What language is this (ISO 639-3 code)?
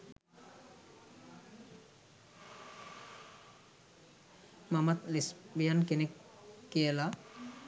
sin